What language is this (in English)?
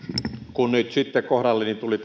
Finnish